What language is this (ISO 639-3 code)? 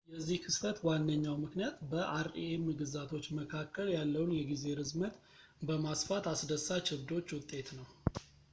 amh